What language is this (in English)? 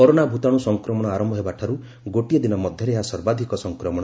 Odia